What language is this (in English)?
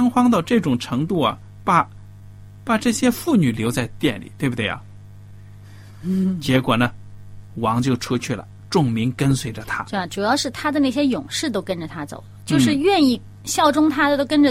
Chinese